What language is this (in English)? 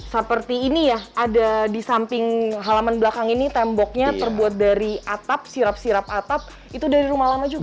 Indonesian